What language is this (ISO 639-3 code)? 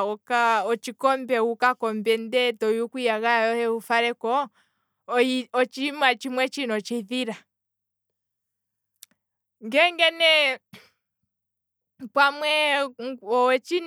kwm